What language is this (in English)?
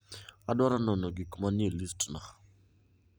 Luo (Kenya and Tanzania)